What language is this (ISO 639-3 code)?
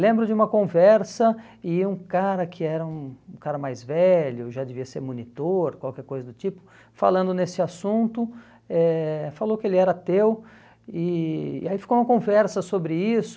por